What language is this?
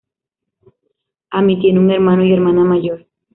Spanish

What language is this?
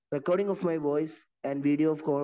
Malayalam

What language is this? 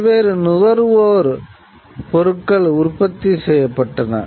Tamil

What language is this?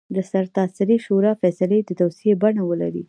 Pashto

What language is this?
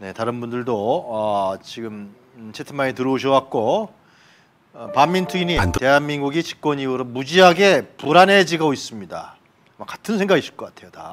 Korean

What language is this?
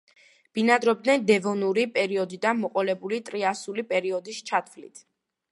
Georgian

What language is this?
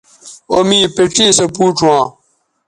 Bateri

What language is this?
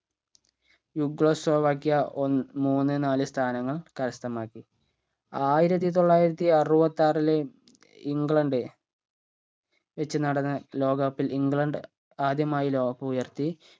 Malayalam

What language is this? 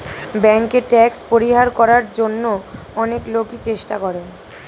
Bangla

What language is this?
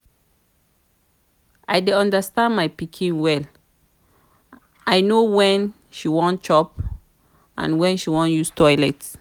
Nigerian Pidgin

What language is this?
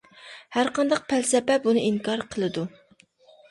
Uyghur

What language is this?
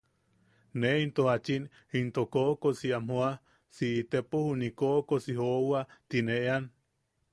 Yaqui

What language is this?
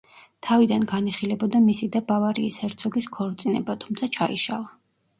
Georgian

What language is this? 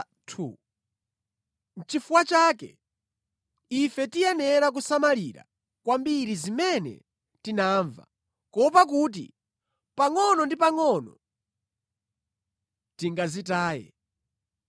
Nyanja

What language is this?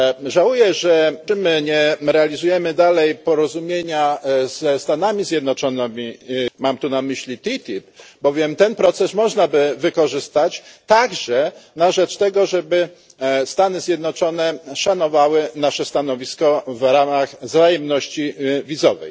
Polish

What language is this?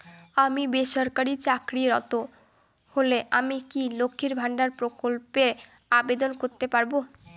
Bangla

